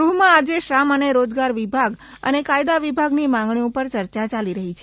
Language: Gujarati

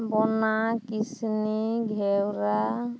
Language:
Santali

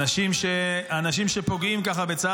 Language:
Hebrew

